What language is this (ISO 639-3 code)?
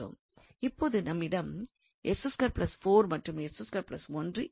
tam